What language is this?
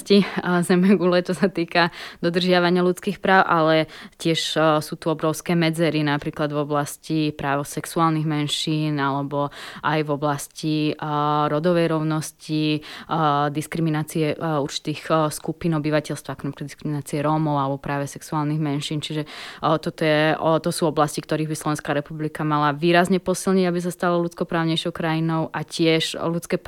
Slovak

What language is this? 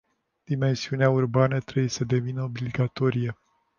Romanian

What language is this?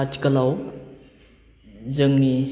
Bodo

